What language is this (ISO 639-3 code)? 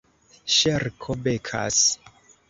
epo